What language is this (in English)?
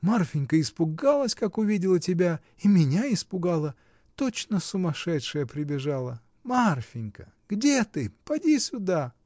Russian